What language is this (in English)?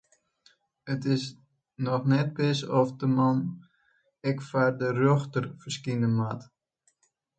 Western Frisian